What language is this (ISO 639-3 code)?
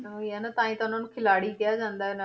pan